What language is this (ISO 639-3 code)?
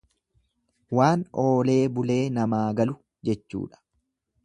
orm